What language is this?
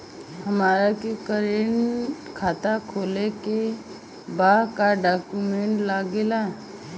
Bhojpuri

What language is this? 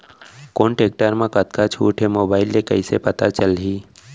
Chhattisgarhi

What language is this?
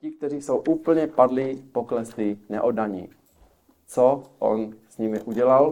Czech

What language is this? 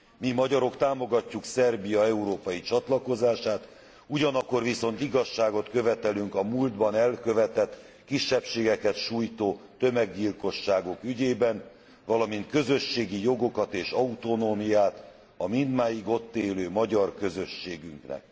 Hungarian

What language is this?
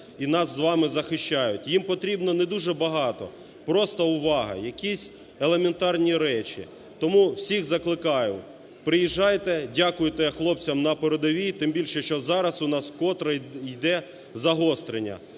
Ukrainian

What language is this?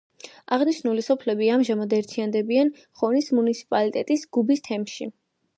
Georgian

